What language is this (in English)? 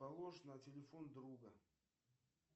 Russian